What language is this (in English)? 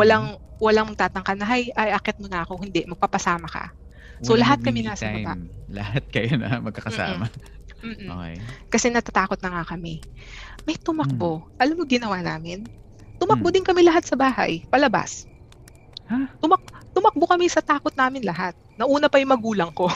Filipino